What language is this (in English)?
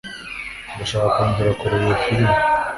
Kinyarwanda